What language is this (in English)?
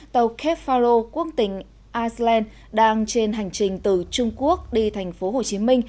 Vietnamese